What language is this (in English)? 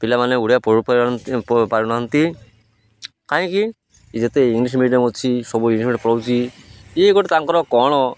Odia